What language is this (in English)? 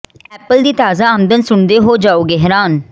Punjabi